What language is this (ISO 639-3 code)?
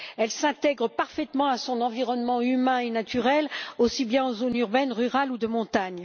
fra